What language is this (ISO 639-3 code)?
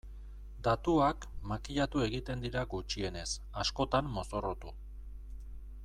eus